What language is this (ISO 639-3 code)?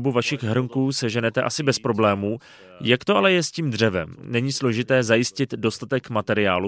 ces